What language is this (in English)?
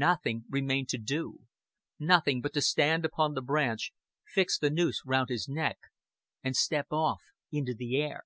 English